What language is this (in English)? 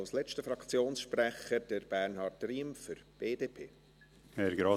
Swiss German